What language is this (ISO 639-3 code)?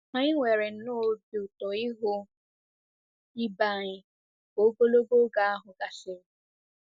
ibo